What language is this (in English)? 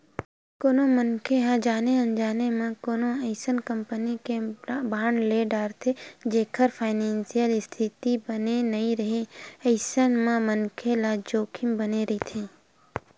Chhattisgarhi